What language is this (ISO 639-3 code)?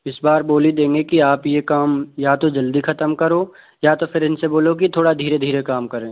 hin